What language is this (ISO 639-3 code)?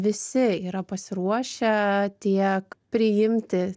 lit